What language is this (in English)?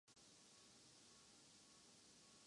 Urdu